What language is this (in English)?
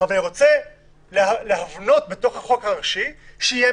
Hebrew